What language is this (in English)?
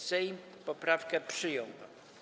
Polish